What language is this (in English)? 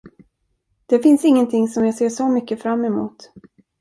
Swedish